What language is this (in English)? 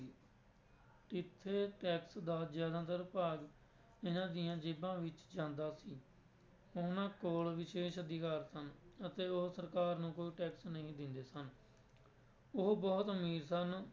Punjabi